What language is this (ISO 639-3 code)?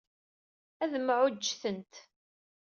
kab